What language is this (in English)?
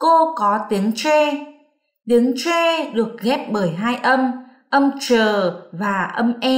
Vietnamese